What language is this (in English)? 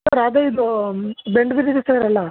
Kannada